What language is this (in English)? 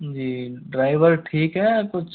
Hindi